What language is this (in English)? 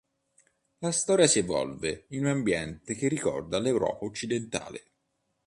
Italian